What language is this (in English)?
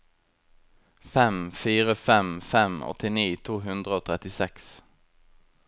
Norwegian